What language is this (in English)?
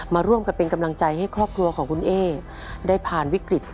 Thai